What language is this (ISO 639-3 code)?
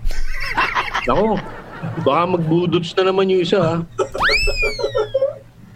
fil